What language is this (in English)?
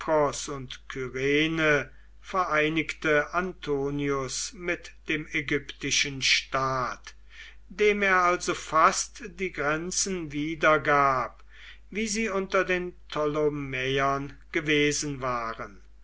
German